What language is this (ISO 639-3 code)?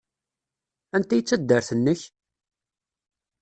kab